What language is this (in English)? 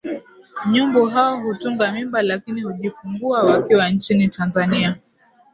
Swahili